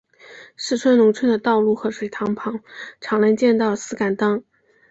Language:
Chinese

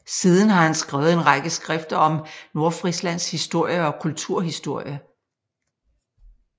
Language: Danish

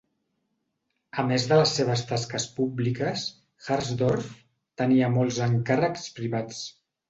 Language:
Catalan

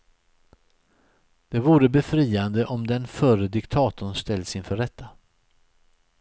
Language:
Swedish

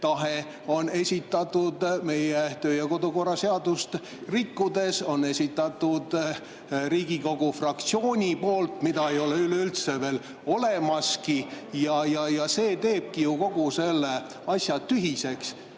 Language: Estonian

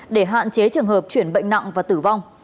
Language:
Vietnamese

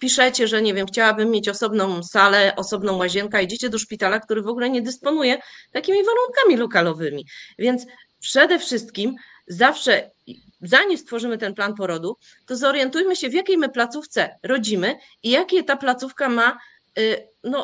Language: Polish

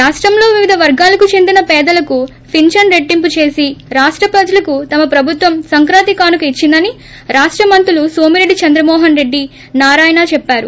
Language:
Telugu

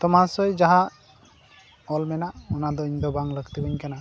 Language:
Santali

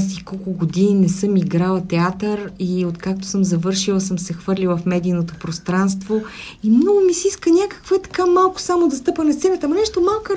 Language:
Bulgarian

